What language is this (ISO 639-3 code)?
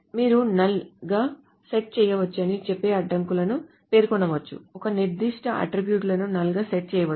tel